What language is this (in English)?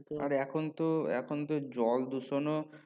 Bangla